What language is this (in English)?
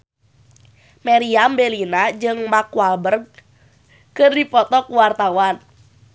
Sundanese